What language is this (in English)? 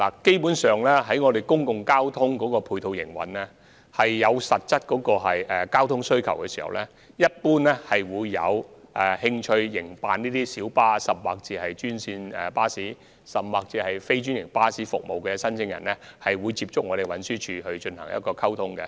Cantonese